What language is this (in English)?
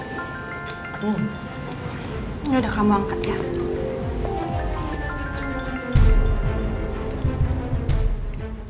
Indonesian